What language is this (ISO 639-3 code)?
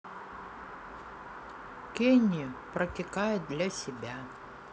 rus